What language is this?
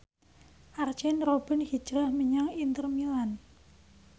Javanese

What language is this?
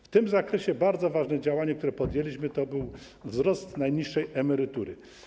Polish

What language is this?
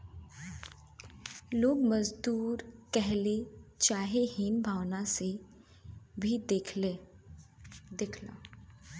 Bhojpuri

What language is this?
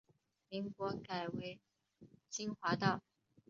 Chinese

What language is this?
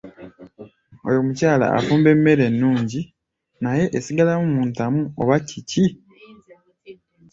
Ganda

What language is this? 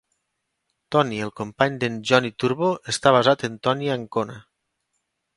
Catalan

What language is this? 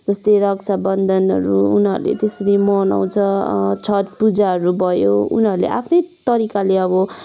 Nepali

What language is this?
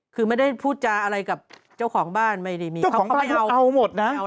Thai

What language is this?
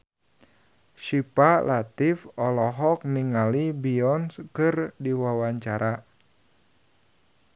Sundanese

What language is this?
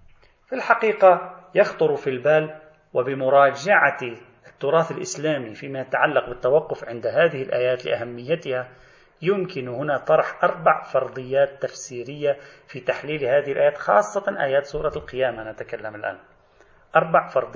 Arabic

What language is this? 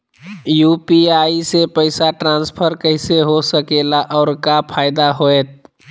Magahi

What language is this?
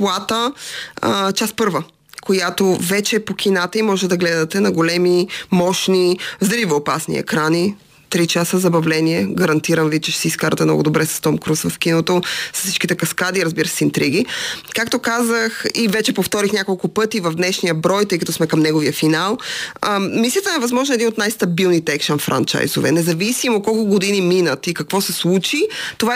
Bulgarian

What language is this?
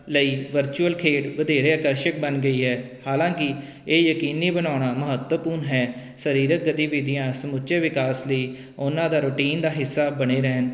Punjabi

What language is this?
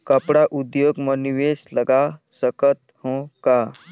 Chhattisgarhi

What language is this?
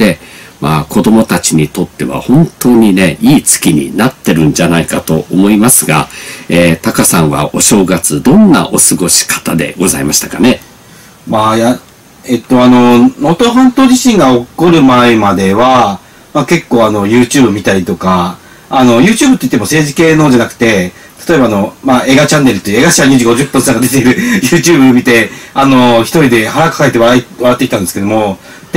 Japanese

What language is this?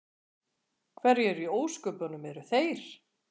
Icelandic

